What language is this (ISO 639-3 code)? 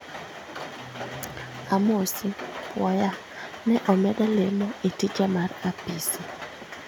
luo